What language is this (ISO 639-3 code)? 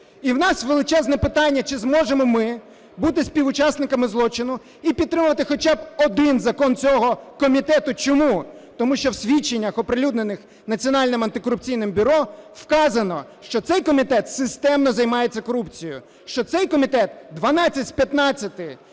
ukr